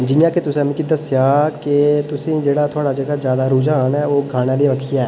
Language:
Dogri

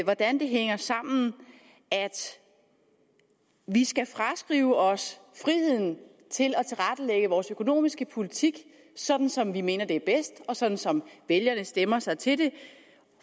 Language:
Danish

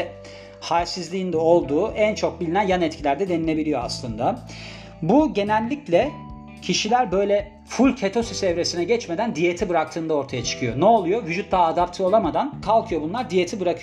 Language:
Turkish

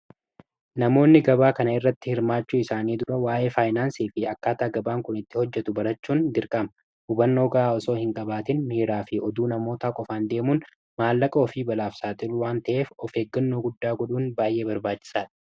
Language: Oromo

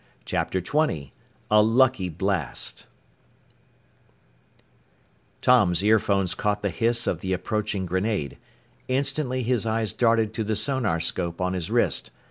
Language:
English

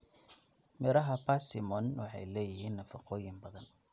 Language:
Somali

